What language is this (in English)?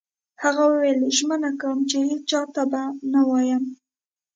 Pashto